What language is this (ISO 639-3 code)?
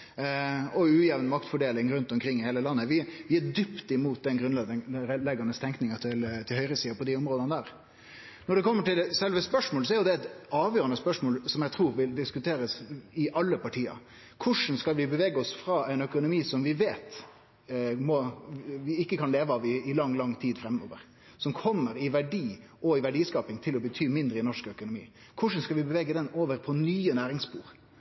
nno